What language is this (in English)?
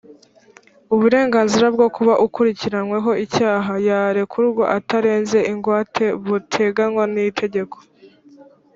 Kinyarwanda